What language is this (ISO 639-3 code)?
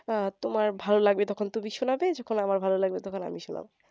ben